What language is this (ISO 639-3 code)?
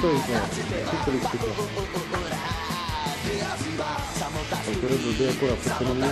ces